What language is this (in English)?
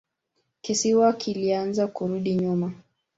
Swahili